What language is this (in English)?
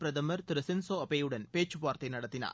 Tamil